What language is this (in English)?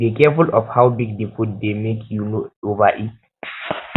Nigerian Pidgin